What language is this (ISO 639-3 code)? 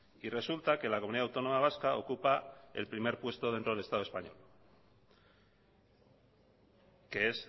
spa